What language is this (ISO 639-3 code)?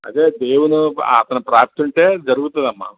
tel